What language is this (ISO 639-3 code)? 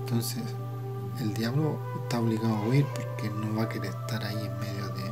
spa